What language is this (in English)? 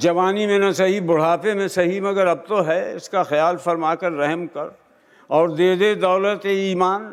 Hindi